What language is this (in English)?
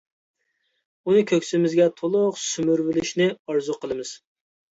Uyghur